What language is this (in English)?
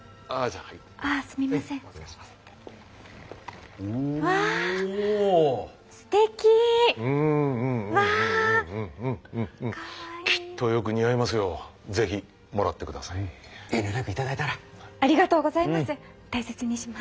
Japanese